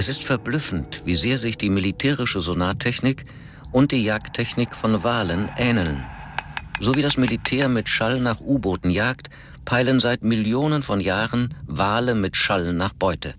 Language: German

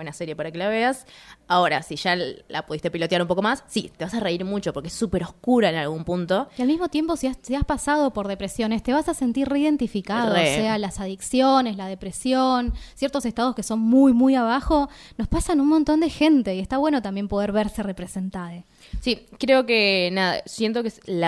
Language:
Spanish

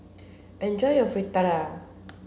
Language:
English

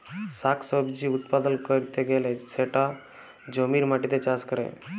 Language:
Bangla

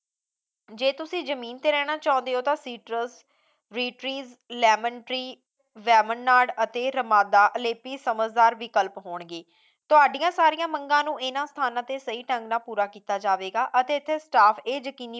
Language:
Punjabi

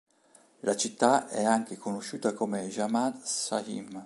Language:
Italian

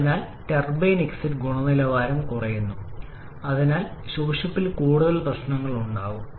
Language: Malayalam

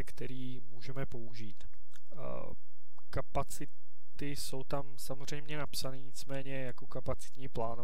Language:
Czech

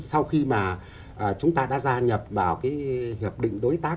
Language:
Vietnamese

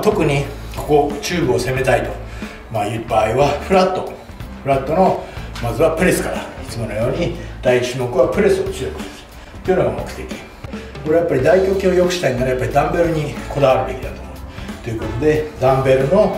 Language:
Japanese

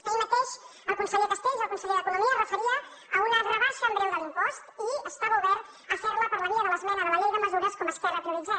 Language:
Catalan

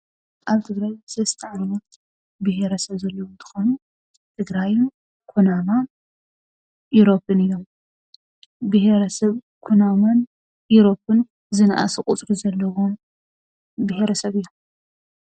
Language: Tigrinya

